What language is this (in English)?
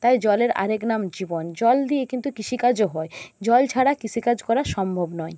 Bangla